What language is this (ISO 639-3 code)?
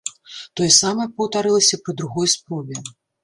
bel